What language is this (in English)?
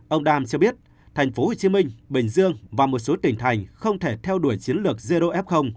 Vietnamese